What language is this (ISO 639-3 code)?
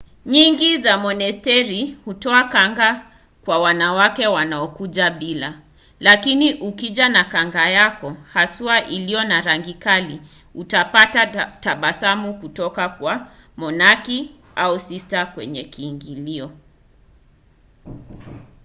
swa